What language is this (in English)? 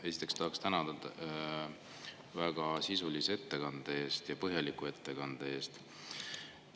Estonian